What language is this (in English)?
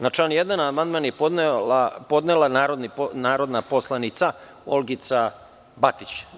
Serbian